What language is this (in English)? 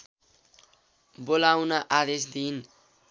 Nepali